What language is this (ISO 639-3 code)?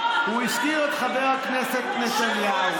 heb